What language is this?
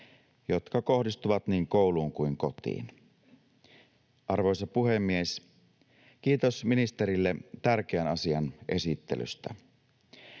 Finnish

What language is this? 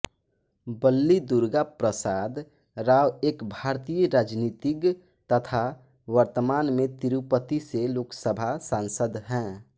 Hindi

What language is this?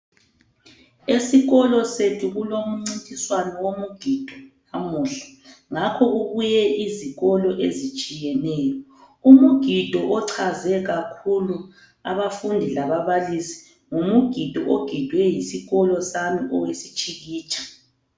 North Ndebele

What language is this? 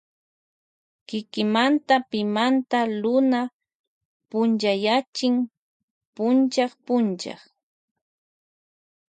Loja Highland Quichua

